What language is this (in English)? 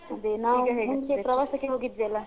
Kannada